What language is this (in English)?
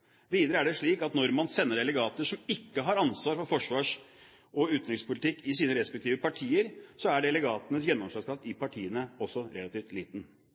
Norwegian Bokmål